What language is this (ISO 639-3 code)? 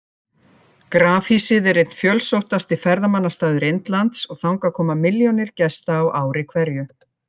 isl